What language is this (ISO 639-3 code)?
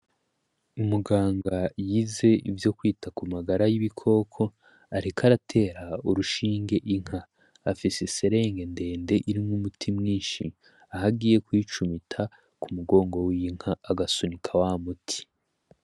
run